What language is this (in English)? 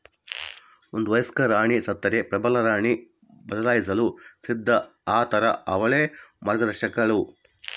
Kannada